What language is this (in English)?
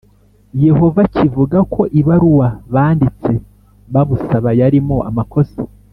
Kinyarwanda